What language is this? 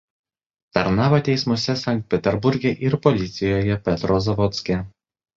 Lithuanian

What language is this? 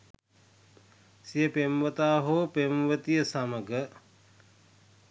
Sinhala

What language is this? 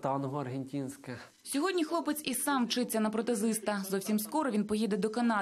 Russian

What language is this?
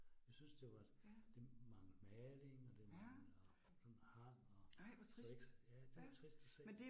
Danish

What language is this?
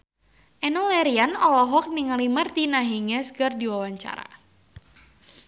Sundanese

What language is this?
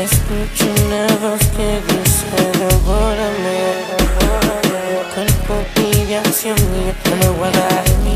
Spanish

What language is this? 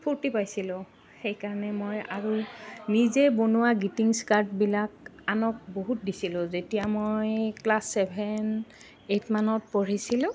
Assamese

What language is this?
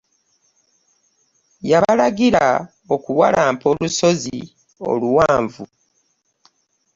Ganda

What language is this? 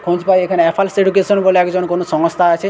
Bangla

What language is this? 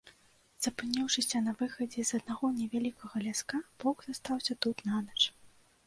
Belarusian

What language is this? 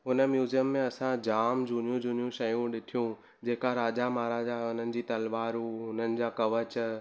Sindhi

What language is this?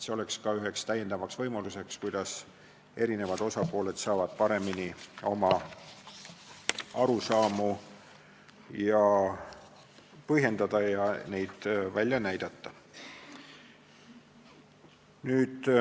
Estonian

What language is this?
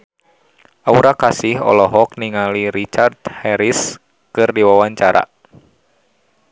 Sundanese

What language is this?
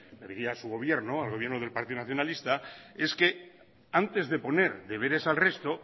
Spanish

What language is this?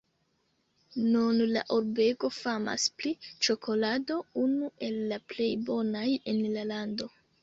Esperanto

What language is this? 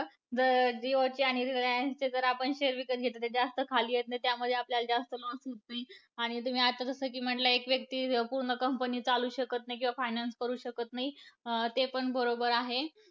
Marathi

